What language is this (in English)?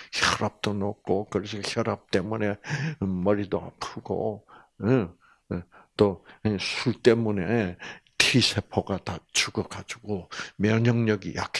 Korean